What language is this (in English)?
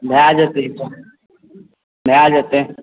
Maithili